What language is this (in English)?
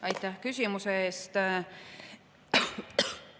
Estonian